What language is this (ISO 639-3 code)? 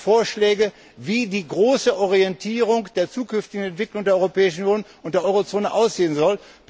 deu